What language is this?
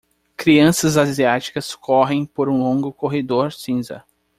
Portuguese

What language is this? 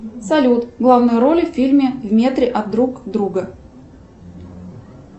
Russian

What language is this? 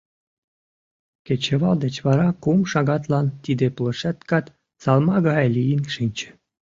Mari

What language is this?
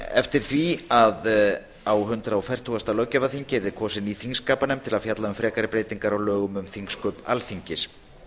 Icelandic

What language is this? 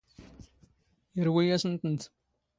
Standard Moroccan Tamazight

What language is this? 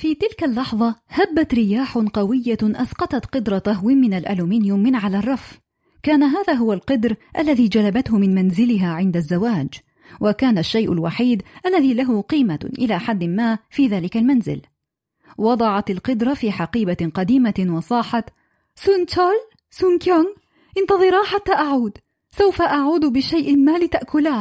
Arabic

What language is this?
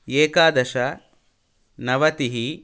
Sanskrit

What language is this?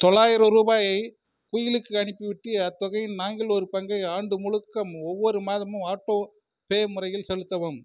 Tamil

